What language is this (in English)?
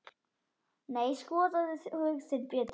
Icelandic